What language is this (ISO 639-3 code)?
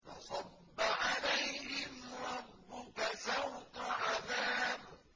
ara